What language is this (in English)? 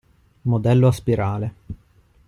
Italian